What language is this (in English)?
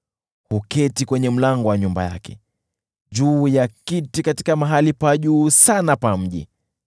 Swahili